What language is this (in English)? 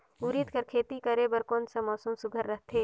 Chhattisgarhi